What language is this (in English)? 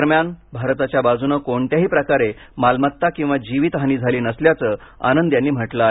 Marathi